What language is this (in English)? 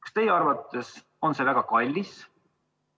Estonian